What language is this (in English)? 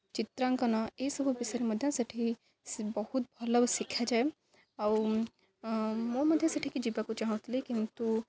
Odia